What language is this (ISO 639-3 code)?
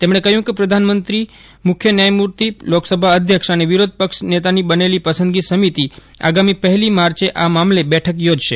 guj